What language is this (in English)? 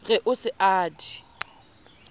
Southern Sotho